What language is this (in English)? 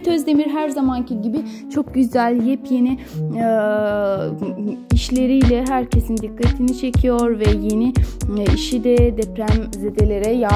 Turkish